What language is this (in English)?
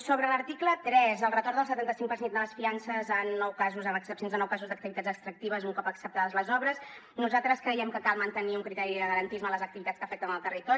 Catalan